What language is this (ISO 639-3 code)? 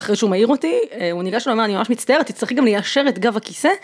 heb